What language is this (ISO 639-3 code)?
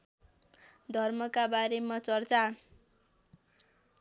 nep